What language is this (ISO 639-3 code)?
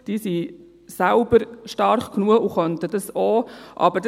gsw